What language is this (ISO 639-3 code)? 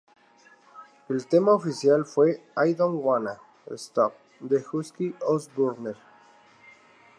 spa